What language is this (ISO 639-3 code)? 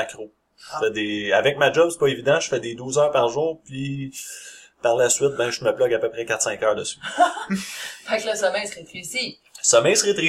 fra